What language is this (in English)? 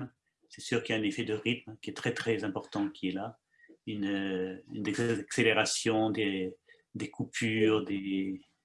French